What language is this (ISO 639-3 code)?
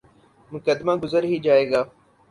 urd